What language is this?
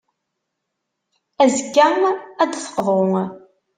Kabyle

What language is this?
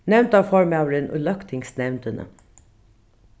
Faroese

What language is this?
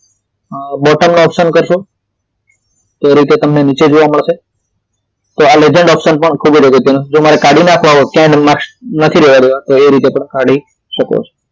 Gujarati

